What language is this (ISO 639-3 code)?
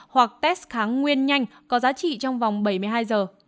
vie